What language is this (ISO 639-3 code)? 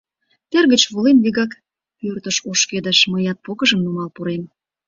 chm